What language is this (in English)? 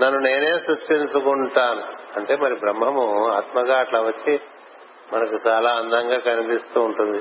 Telugu